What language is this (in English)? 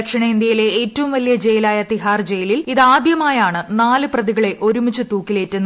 Malayalam